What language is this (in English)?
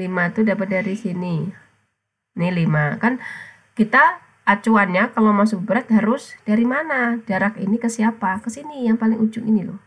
Indonesian